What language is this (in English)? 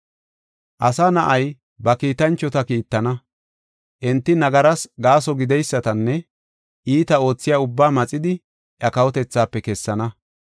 Gofa